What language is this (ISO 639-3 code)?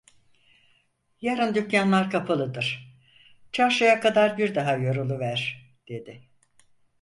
tur